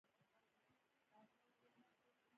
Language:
Pashto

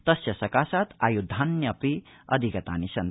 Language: Sanskrit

